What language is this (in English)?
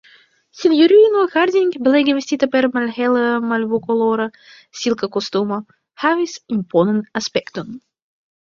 Esperanto